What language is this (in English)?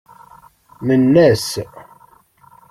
Kabyle